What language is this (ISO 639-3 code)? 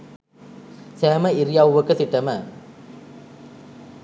sin